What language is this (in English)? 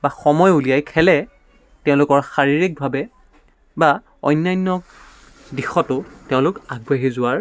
Assamese